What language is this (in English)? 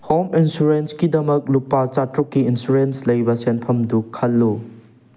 Manipuri